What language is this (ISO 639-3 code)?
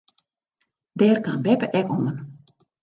fry